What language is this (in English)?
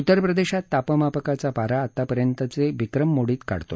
Marathi